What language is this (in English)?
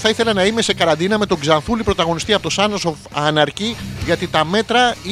Greek